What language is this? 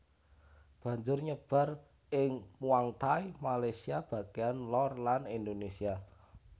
Javanese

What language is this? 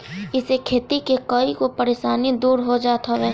Bhojpuri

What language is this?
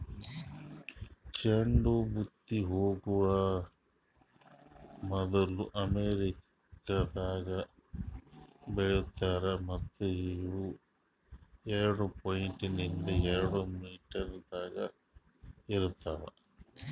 Kannada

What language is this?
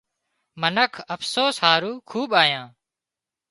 Wadiyara Koli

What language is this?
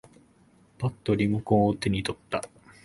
Japanese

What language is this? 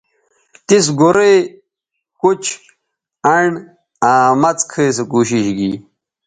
Bateri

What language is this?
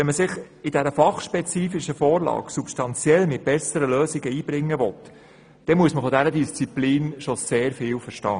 Swiss German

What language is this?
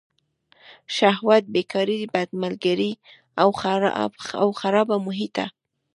Pashto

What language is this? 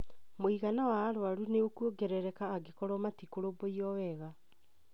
Kikuyu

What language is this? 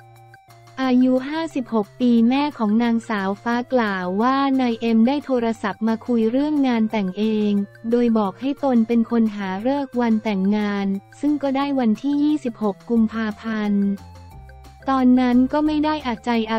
Thai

